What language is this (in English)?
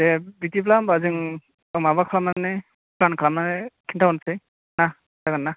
Bodo